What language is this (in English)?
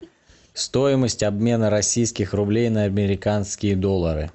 Russian